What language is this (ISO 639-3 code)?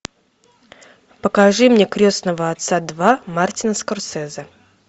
rus